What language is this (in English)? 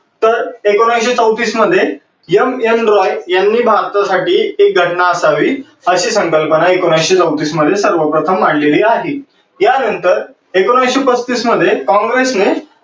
Marathi